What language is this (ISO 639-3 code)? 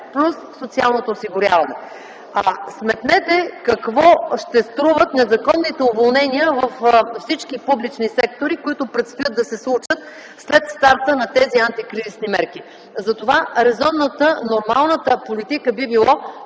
bul